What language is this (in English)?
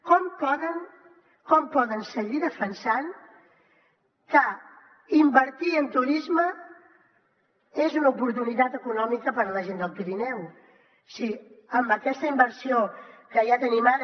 Catalan